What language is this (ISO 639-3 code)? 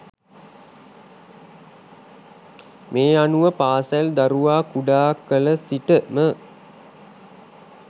sin